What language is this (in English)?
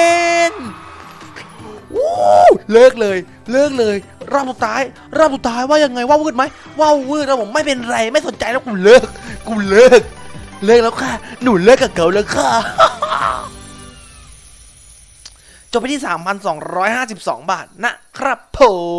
Thai